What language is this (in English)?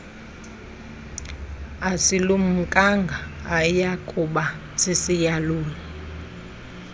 Xhosa